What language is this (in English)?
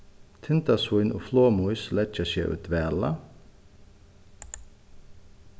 Faroese